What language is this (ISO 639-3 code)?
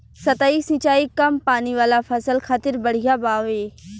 bho